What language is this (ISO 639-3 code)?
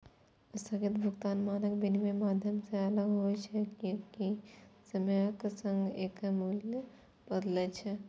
mai